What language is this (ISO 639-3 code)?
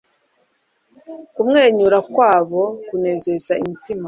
kin